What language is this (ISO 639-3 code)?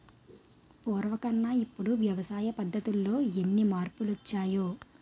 tel